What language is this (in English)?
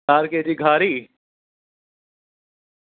Gujarati